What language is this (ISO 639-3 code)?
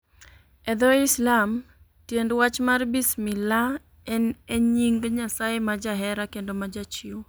luo